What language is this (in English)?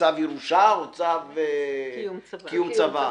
Hebrew